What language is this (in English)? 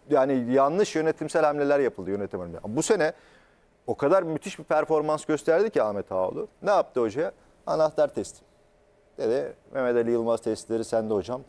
Turkish